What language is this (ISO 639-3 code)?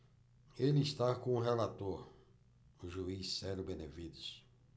por